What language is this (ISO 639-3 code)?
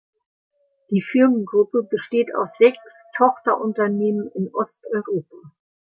deu